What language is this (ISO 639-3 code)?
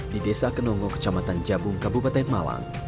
ind